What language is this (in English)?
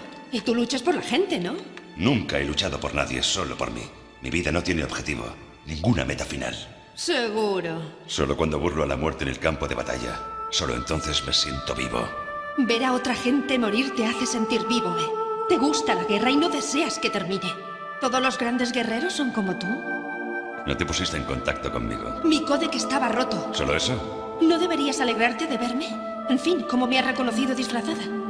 Spanish